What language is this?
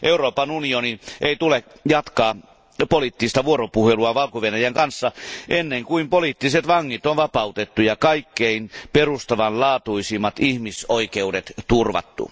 Finnish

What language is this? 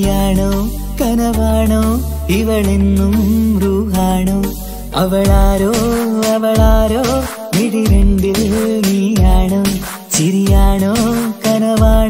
Malayalam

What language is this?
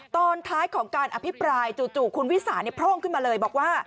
Thai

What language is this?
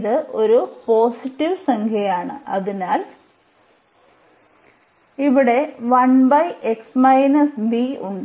Malayalam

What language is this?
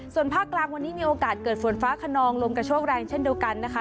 Thai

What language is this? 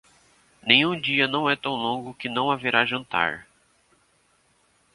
Portuguese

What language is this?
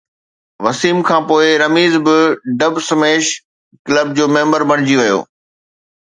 Sindhi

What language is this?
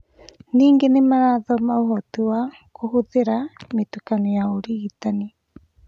Kikuyu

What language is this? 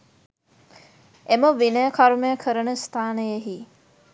Sinhala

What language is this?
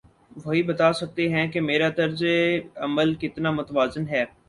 Urdu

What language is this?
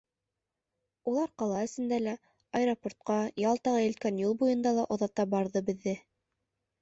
Bashkir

